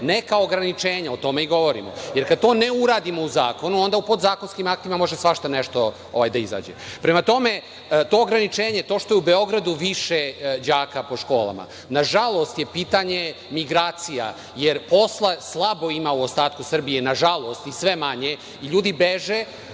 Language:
Serbian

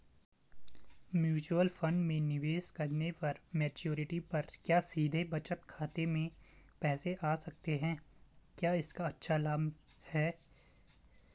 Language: Hindi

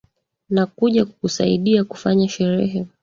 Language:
Swahili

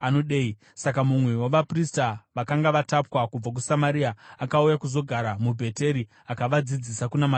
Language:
Shona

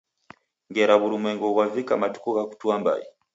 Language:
Taita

